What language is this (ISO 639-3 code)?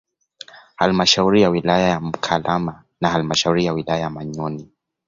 swa